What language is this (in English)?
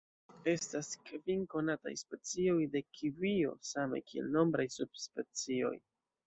Esperanto